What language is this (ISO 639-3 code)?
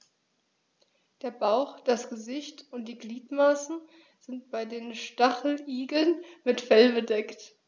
deu